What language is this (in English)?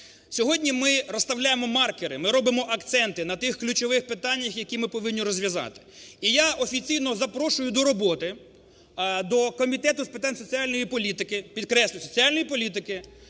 Ukrainian